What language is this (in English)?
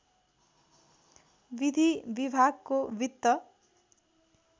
Nepali